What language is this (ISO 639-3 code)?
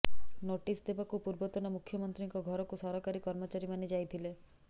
ori